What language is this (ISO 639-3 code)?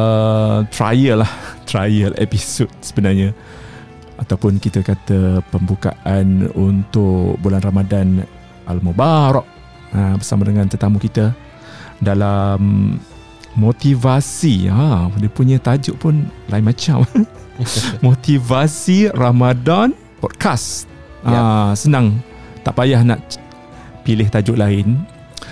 msa